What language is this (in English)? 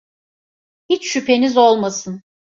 Turkish